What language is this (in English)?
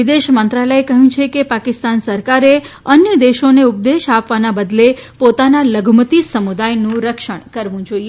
Gujarati